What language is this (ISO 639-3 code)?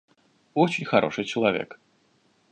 rus